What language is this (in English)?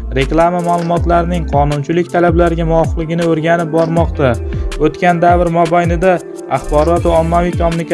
Turkish